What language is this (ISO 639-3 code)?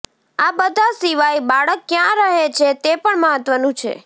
guj